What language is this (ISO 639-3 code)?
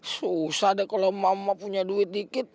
ind